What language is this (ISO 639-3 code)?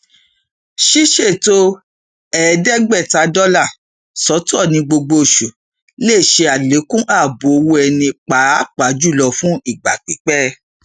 yor